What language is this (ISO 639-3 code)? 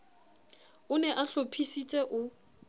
sot